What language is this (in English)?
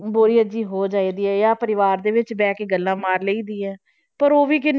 Punjabi